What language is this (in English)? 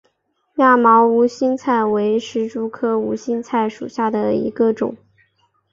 Chinese